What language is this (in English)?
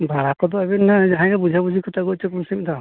Santali